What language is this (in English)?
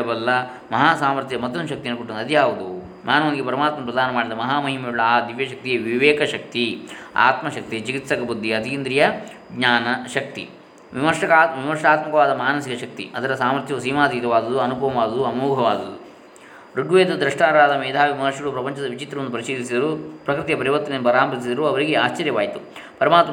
Kannada